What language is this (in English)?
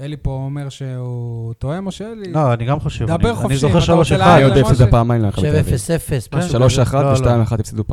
Hebrew